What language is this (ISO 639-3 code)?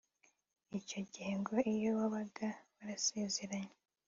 kin